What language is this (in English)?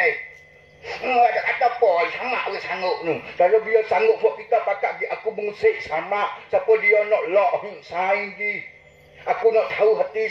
Malay